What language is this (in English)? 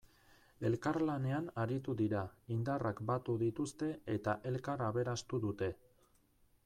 Basque